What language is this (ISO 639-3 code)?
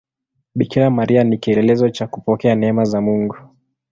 swa